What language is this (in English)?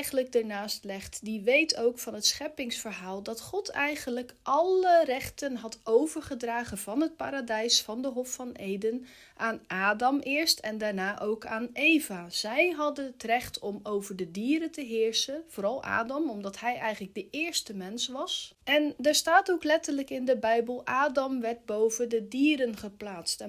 Dutch